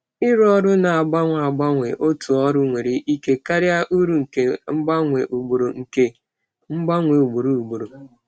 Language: Igbo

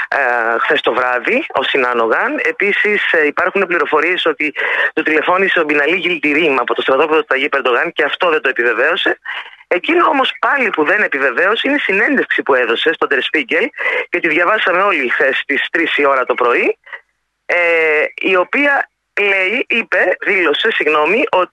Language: Greek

